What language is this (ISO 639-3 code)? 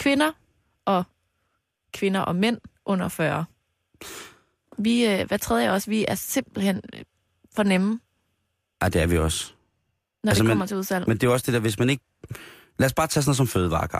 dan